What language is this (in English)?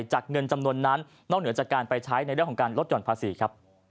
Thai